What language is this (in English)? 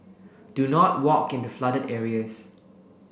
English